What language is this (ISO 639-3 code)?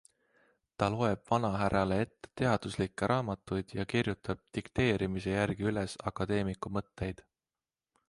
est